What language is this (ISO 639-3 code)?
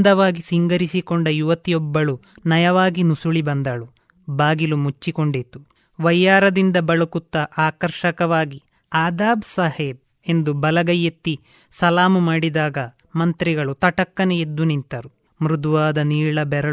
kan